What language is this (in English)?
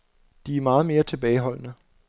Danish